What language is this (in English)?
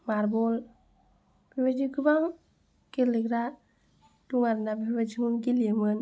Bodo